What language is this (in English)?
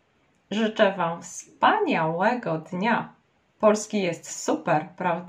Polish